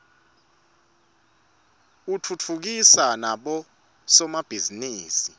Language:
Swati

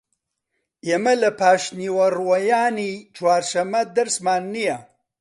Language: Central Kurdish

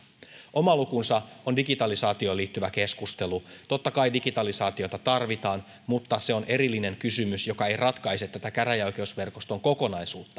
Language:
Finnish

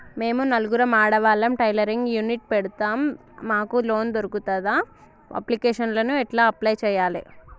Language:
Telugu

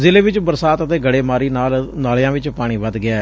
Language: Punjabi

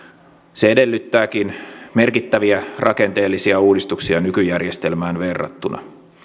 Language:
Finnish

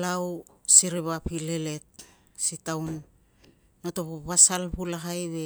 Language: Tungag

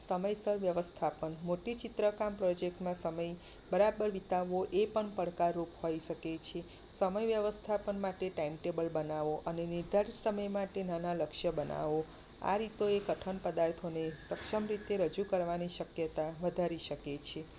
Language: Gujarati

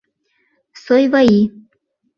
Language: Mari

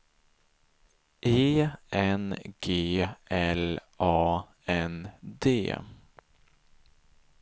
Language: Swedish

